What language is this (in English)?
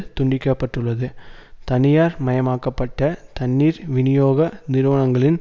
Tamil